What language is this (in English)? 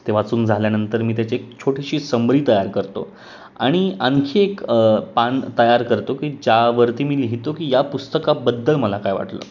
Marathi